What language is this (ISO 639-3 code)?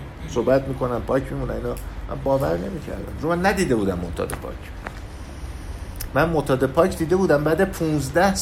fas